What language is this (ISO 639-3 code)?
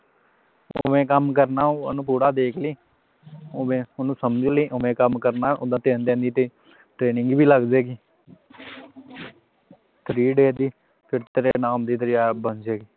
pan